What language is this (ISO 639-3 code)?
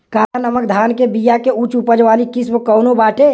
bho